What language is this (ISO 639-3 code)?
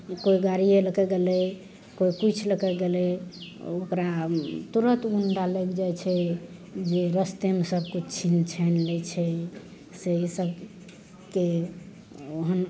mai